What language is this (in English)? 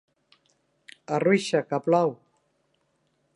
Catalan